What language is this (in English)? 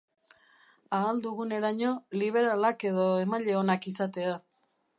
Basque